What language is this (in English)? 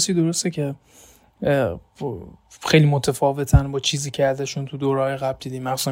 Persian